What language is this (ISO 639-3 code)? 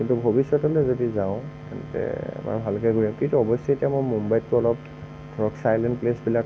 asm